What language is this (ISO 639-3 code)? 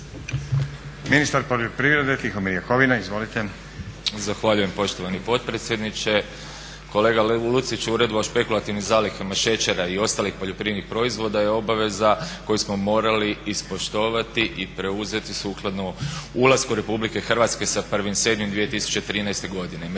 hrv